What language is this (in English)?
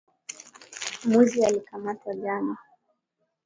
Swahili